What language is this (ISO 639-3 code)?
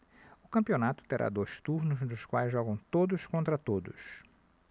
por